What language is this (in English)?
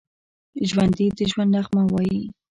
Pashto